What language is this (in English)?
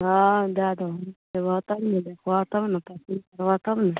Maithili